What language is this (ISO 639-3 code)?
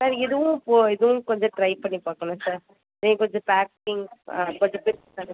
tam